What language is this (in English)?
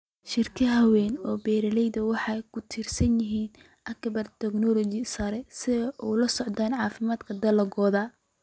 Somali